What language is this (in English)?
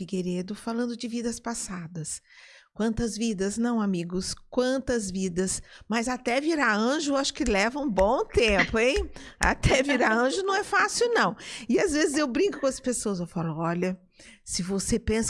Portuguese